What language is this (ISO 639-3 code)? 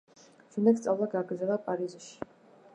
kat